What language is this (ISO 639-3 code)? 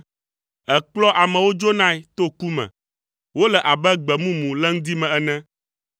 ewe